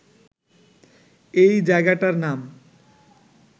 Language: Bangla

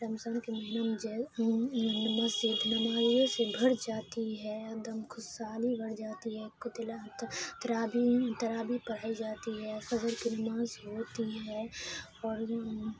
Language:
Urdu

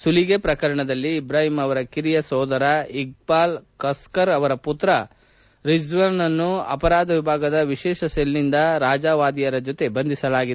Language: Kannada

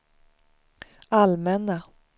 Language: Swedish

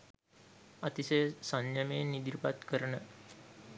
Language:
Sinhala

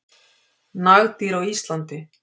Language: Icelandic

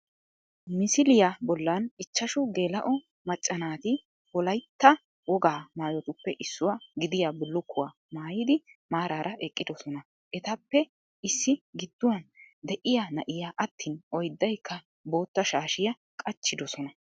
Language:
Wolaytta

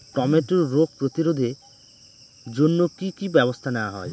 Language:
Bangla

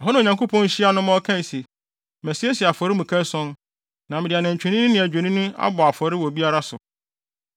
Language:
Akan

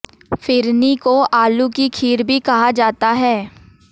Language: Hindi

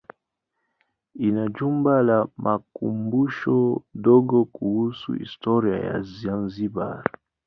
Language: Swahili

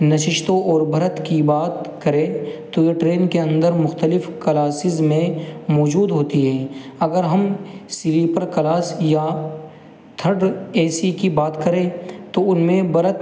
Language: Urdu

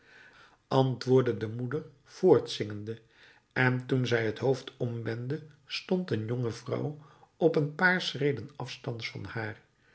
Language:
Dutch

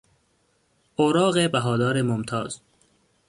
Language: Persian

